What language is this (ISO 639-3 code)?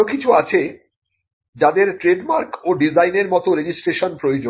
ben